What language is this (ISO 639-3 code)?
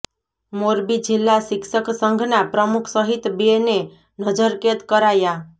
guj